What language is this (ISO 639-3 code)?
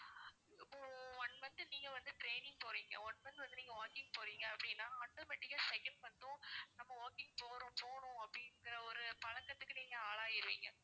tam